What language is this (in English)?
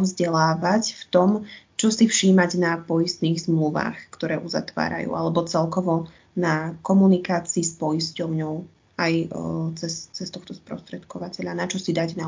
Slovak